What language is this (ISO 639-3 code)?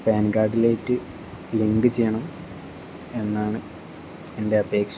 mal